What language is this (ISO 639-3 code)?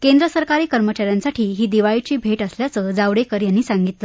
mar